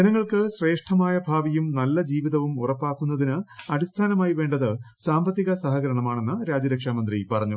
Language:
Malayalam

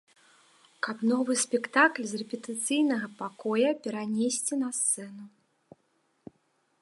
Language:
Belarusian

